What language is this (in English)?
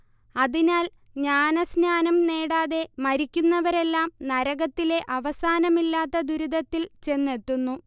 Malayalam